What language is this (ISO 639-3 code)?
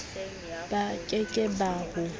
sot